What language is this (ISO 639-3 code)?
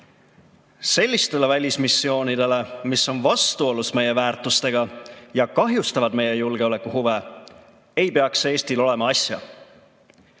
est